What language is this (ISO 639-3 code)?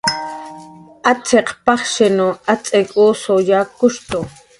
jqr